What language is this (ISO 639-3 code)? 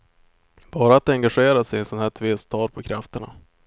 swe